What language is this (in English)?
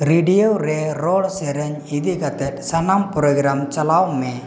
Santali